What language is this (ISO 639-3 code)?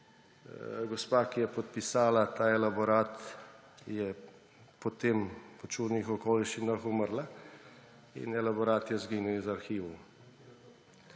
slv